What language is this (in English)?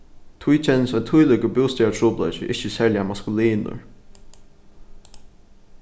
Faroese